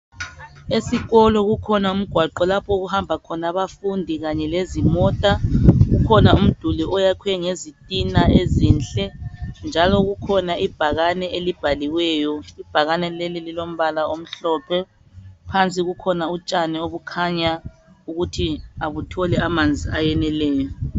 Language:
North Ndebele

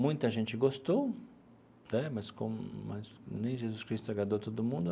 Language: Portuguese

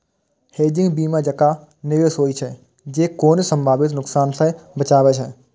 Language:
Maithili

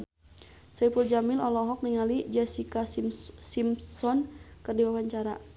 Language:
Sundanese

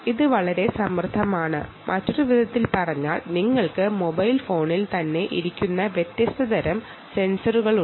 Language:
Malayalam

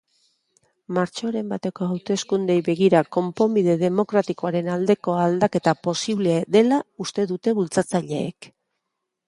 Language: Basque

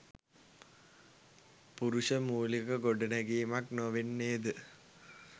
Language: Sinhala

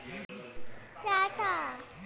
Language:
Bhojpuri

